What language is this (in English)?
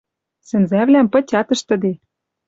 Western Mari